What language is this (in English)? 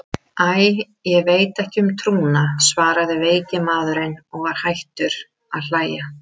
Icelandic